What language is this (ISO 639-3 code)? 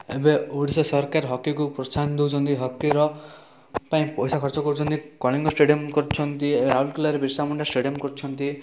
ori